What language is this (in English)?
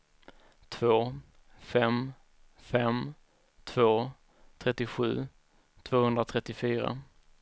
Swedish